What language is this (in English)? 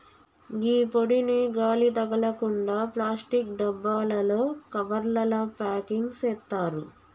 Telugu